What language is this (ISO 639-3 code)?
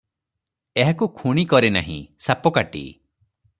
ori